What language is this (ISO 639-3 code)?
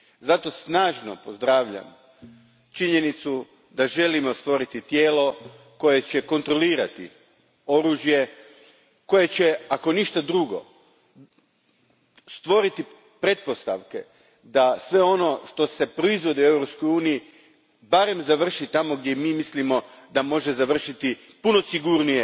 hrv